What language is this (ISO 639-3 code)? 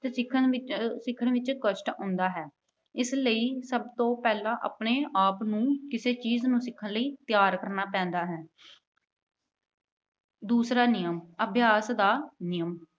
pan